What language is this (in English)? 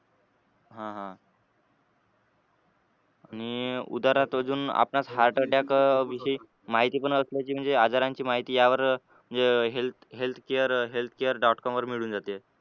Marathi